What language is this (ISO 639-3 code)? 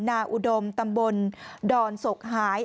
tha